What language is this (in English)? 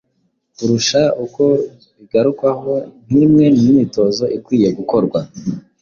Kinyarwanda